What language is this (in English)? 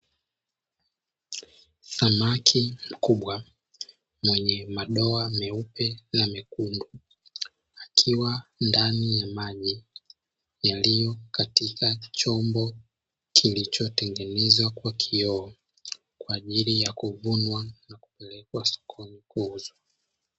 Swahili